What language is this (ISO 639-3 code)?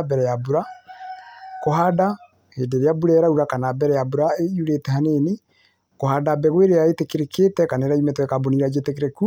kik